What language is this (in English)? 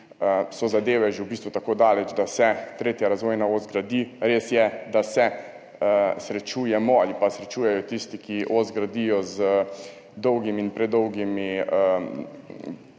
Slovenian